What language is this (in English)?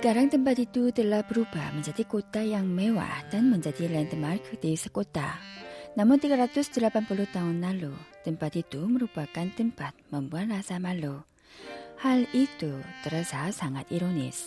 Indonesian